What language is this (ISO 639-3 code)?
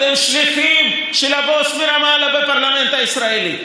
heb